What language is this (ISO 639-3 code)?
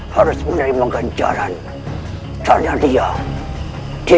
ind